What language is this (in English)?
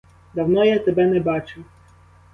Ukrainian